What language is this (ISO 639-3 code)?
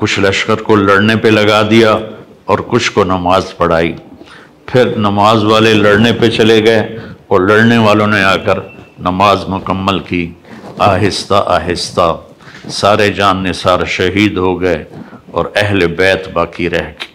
urd